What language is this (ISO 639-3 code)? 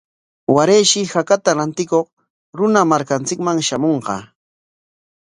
qwa